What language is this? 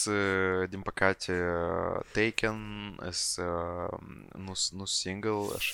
Romanian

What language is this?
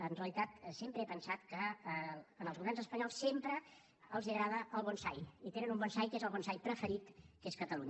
Catalan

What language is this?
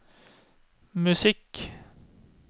Norwegian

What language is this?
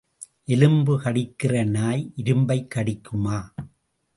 Tamil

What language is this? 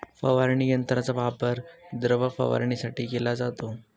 Marathi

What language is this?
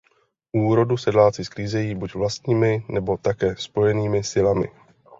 Czech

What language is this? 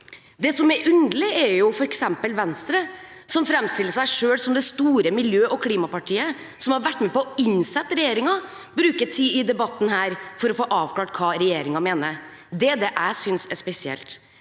Norwegian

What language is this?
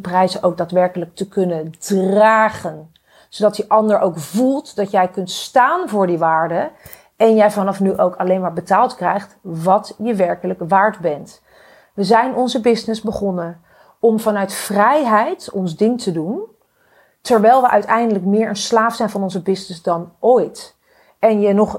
Dutch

